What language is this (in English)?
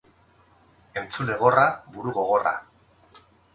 Basque